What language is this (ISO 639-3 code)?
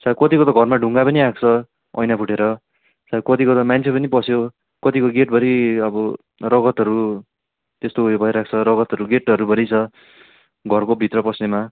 nep